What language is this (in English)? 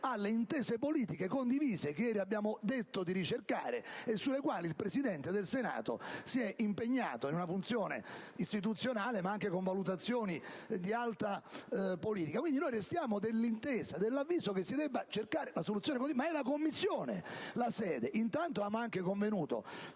Italian